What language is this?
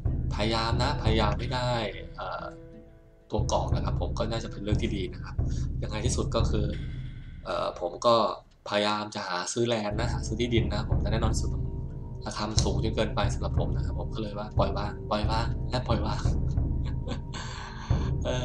Thai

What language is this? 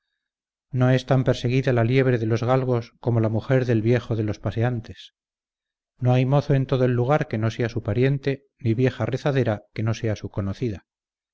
Spanish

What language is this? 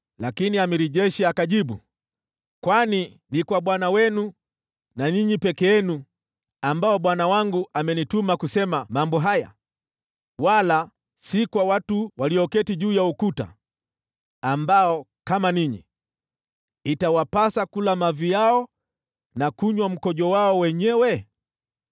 Swahili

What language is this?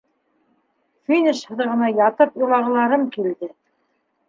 Bashkir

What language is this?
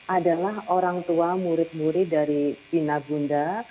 Indonesian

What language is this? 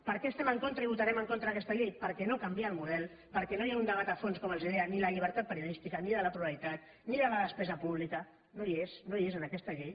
Catalan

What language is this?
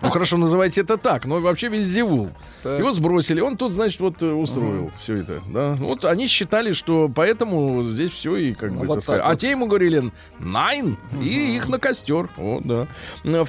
Russian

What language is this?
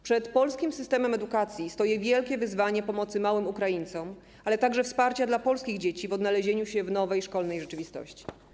Polish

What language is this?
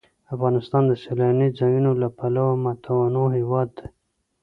Pashto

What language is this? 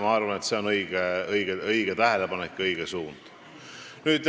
Estonian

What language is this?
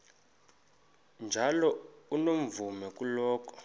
Xhosa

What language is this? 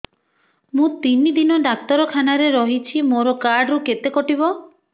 Odia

